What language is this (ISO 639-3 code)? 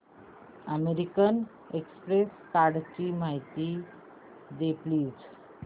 mar